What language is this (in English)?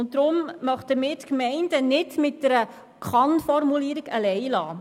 Swiss German